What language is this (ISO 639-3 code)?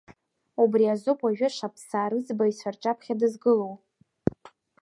abk